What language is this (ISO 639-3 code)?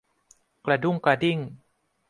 tha